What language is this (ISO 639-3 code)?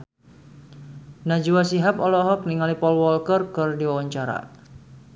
sun